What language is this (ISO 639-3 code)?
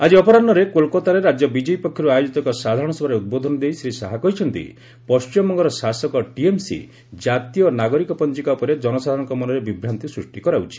ori